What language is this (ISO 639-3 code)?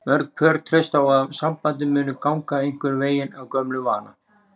isl